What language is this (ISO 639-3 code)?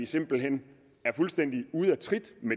dan